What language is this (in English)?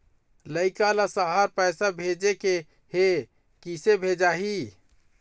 Chhattisgarhi